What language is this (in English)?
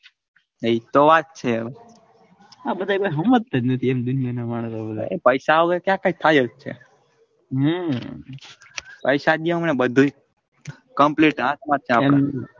Gujarati